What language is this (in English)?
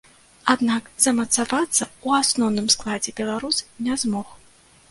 Belarusian